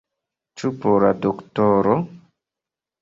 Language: Esperanto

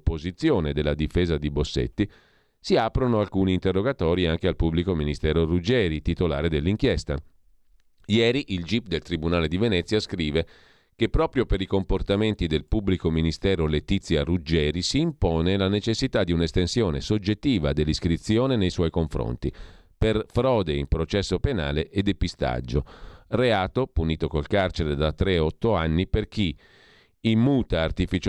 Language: Italian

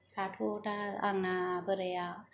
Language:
Bodo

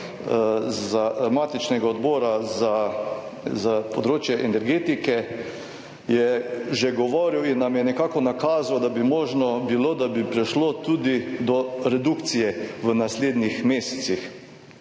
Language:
Slovenian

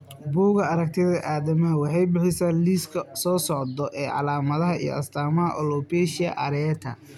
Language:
Somali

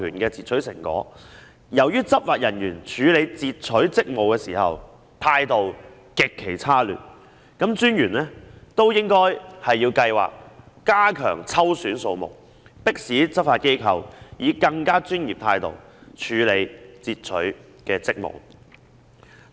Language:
Cantonese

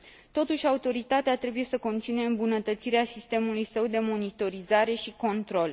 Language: Romanian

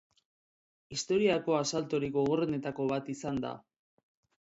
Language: Basque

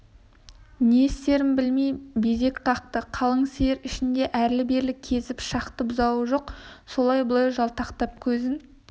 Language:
Kazakh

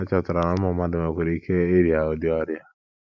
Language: Igbo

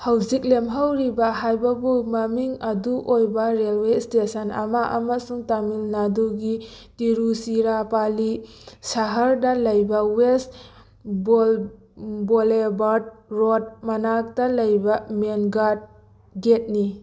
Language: Manipuri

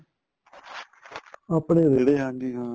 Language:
Punjabi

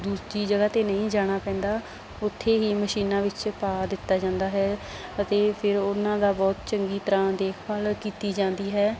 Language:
Punjabi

